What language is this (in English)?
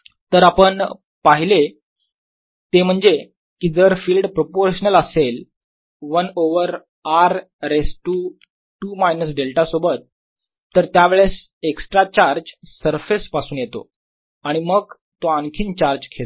Marathi